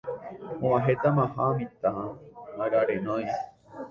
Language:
Guarani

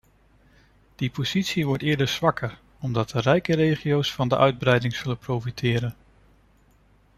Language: Dutch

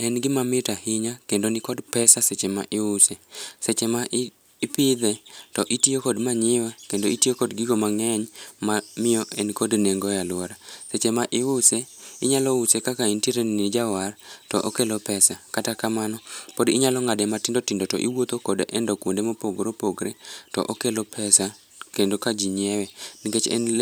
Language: Luo (Kenya and Tanzania)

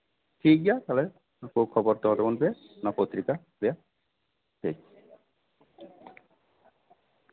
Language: Santali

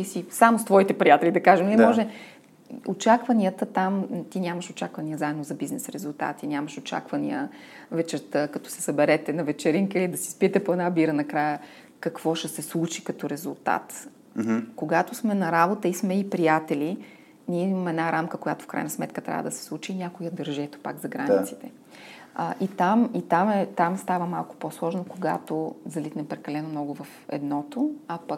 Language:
Bulgarian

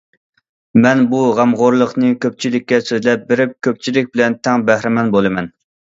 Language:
Uyghur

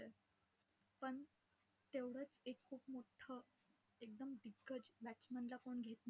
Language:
Marathi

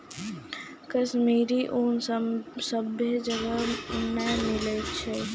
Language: Maithili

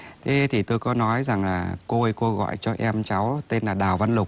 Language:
Vietnamese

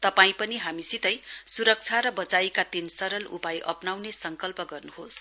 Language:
Nepali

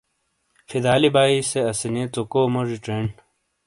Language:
Shina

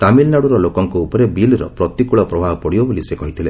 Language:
Odia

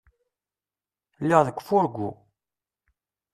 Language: Kabyle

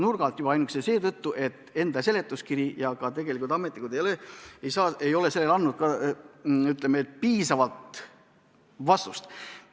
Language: Estonian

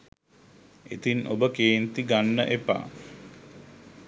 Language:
Sinhala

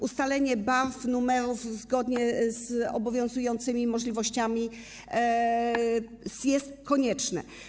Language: Polish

